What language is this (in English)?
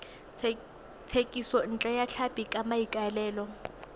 Tswana